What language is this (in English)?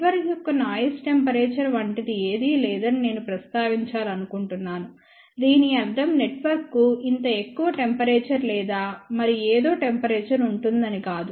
Telugu